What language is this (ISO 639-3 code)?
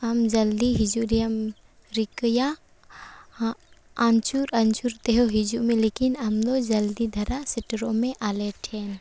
sat